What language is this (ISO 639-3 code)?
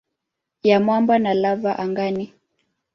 swa